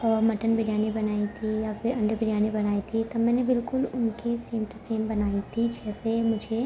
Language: Urdu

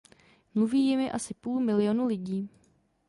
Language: Czech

